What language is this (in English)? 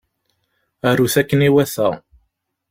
Kabyle